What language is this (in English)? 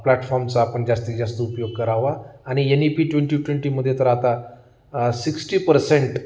Marathi